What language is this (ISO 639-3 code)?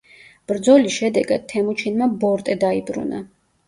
kat